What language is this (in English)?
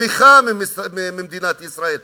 Hebrew